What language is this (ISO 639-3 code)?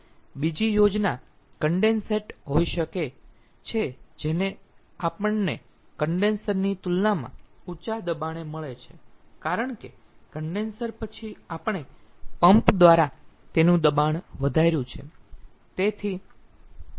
guj